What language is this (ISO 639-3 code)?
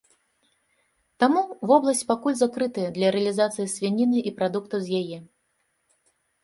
bel